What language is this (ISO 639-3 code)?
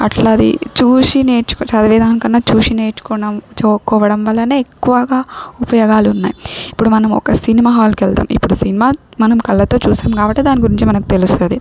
tel